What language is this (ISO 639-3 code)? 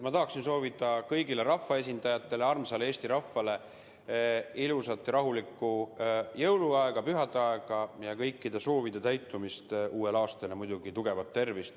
est